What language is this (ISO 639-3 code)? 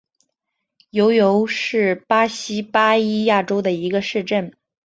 zho